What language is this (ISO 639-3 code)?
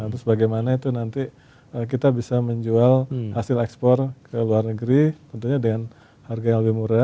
ind